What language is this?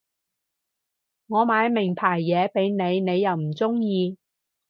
Cantonese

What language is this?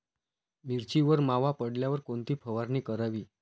Marathi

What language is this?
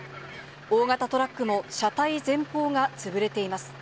Japanese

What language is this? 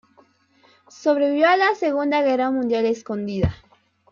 Spanish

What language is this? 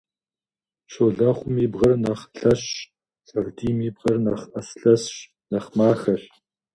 Kabardian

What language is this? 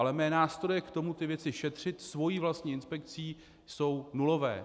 Czech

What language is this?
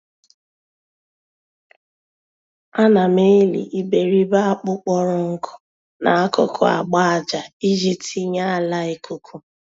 Igbo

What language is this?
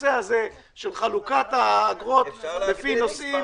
Hebrew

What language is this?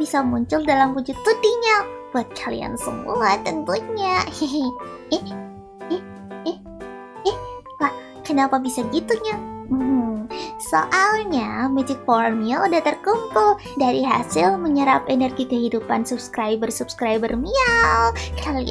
Indonesian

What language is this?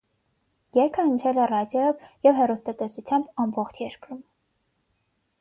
Armenian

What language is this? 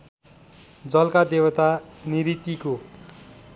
Nepali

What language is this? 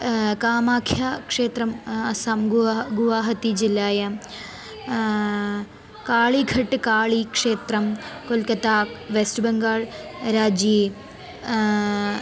Sanskrit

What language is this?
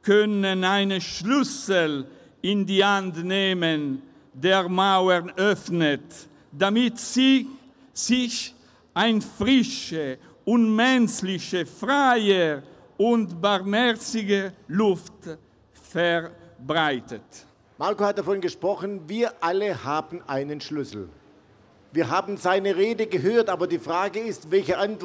German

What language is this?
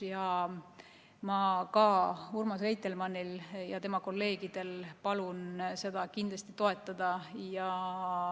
Estonian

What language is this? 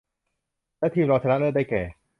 Thai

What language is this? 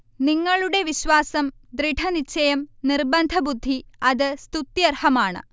Malayalam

